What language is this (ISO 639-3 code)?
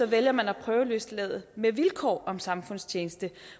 dan